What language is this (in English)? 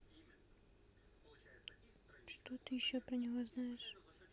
Russian